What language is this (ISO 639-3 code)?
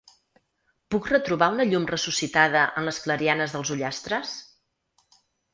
cat